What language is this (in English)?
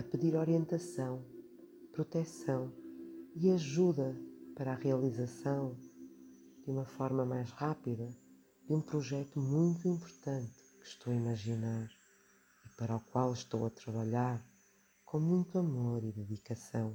Portuguese